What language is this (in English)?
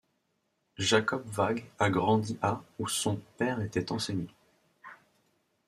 French